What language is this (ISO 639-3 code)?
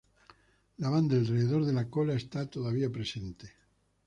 spa